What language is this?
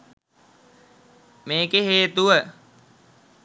Sinhala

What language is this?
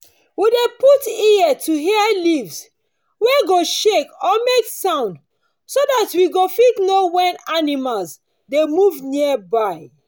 Nigerian Pidgin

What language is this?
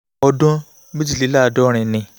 Yoruba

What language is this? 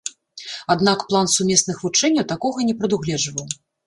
Belarusian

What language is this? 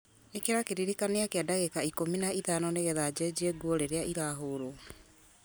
Kikuyu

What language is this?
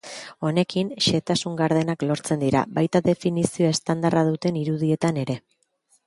Basque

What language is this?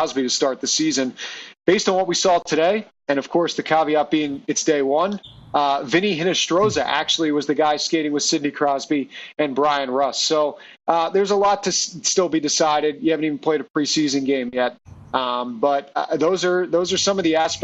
English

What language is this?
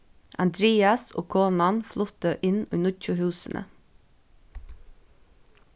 Faroese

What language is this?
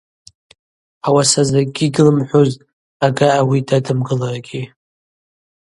Abaza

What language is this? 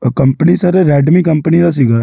Punjabi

